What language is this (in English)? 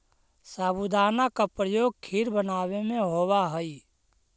Magahi